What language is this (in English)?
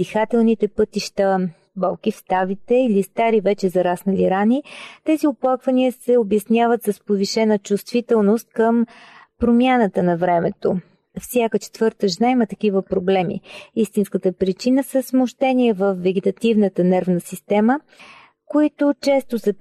Bulgarian